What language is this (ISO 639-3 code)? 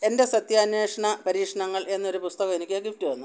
mal